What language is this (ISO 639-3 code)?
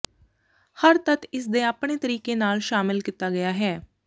pan